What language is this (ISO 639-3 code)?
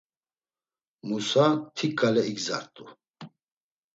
lzz